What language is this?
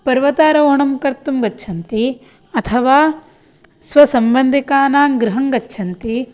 Sanskrit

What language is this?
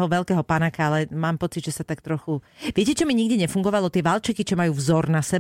Slovak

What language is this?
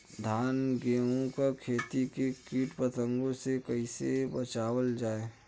Bhojpuri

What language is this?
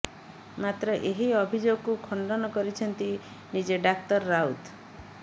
Odia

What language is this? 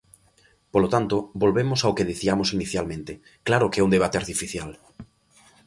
Galician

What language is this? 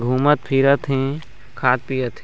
Chhattisgarhi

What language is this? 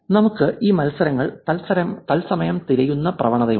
Malayalam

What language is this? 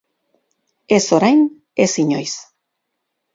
Basque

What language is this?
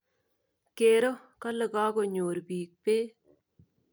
Kalenjin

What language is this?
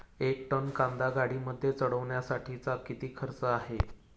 Marathi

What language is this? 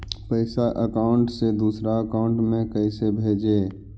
Magahi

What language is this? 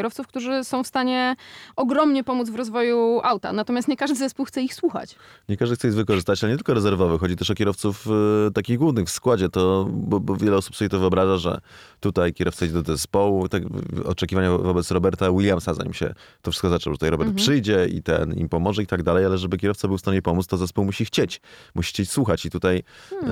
Polish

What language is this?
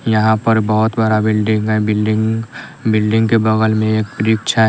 Hindi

